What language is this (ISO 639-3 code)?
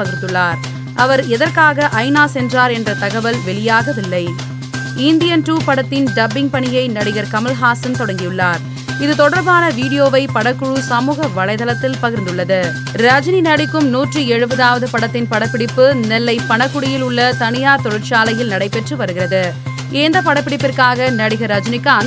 tam